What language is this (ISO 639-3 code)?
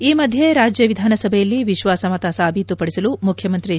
kan